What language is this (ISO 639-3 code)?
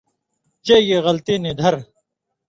mvy